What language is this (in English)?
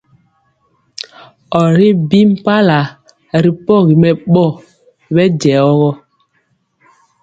Mpiemo